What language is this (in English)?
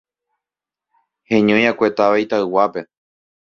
Guarani